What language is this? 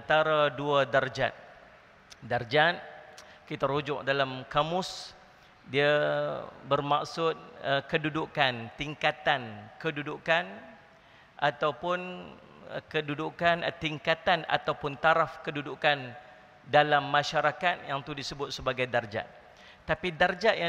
Malay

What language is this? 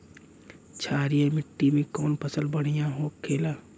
Bhojpuri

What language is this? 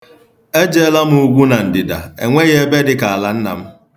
Igbo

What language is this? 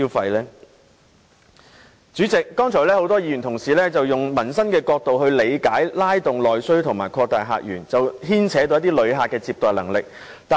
Cantonese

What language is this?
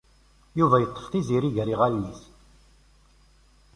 Kabyle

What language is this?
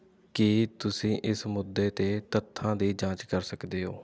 Punjabi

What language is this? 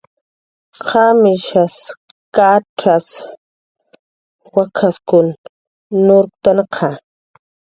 Jaqaru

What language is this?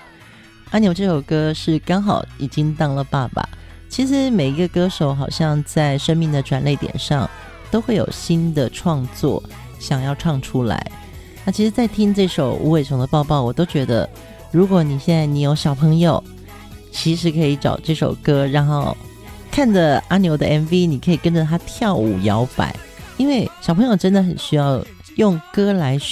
Chinese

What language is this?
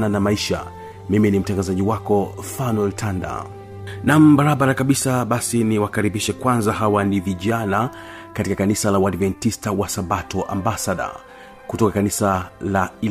Swahili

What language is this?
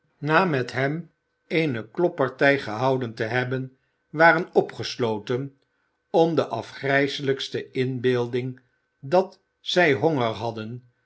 Dutch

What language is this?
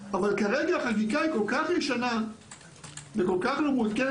Hebrew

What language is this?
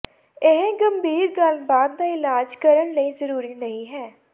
Punjabi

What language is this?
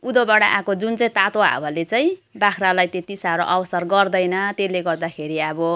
Nepali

